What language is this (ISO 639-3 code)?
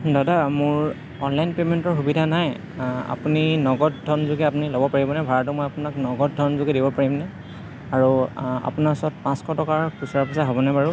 asm